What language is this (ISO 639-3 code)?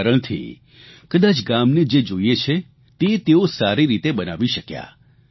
guj